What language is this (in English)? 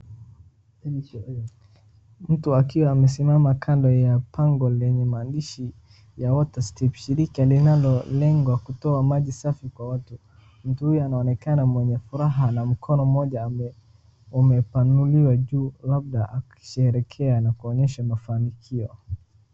Swahili